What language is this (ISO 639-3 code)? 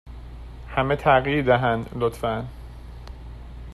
fas